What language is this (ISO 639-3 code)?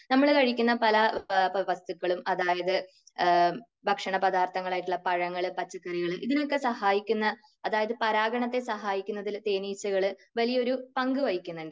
mal